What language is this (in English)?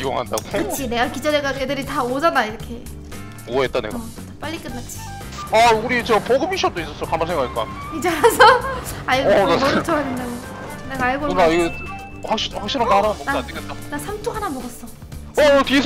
Korean